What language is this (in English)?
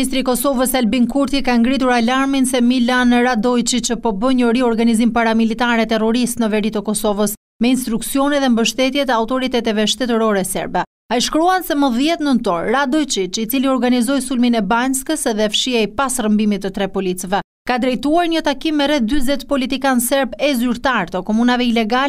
Romanian